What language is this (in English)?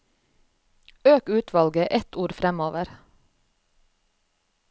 Norwegian